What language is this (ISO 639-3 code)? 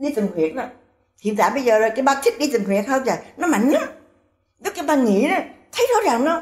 vie